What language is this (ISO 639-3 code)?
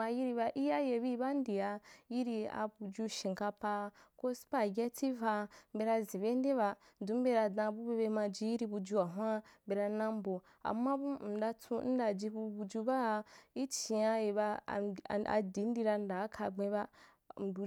juk